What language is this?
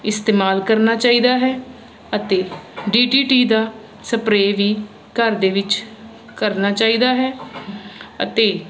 Punjabi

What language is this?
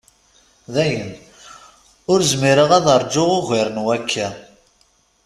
Kabyle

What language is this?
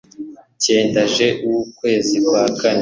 Kinyarwanda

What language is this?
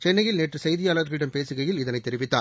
Tamil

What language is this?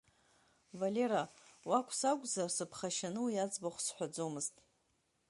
Abkhazian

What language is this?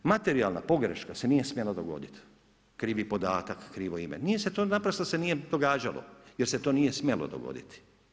Croatian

